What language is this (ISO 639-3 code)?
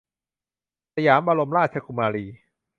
tha